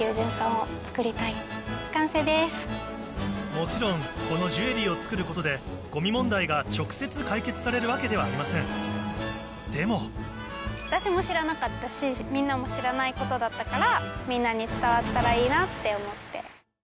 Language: Japanese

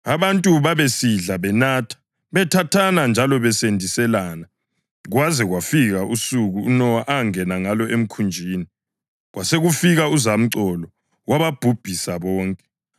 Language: North Ndebele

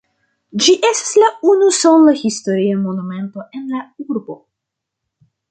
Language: Esperanto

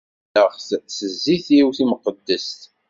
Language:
Kabyle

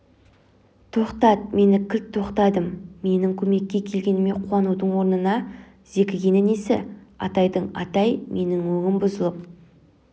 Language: Kazakh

